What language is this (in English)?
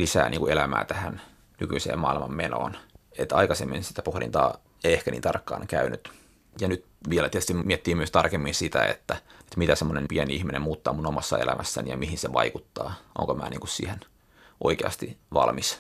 Finnish